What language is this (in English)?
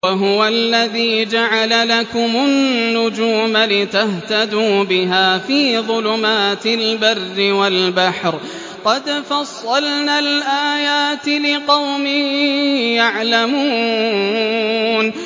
Arabic